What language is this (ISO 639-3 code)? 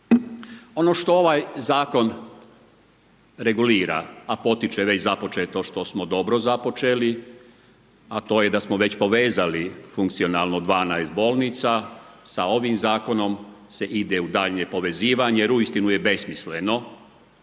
hrv